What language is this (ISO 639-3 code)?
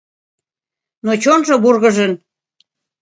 chm